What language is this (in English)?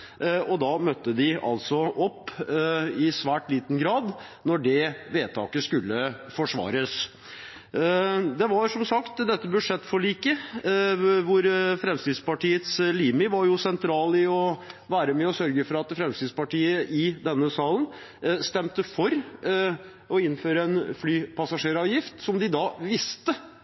Norwegian Bokmål